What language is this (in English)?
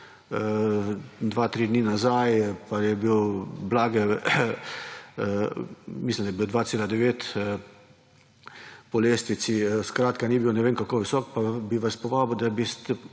Slovenian